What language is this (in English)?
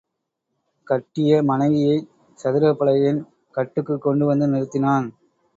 Tamil